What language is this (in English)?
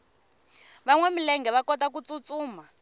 Tsonga